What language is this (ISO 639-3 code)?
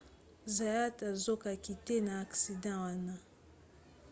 lin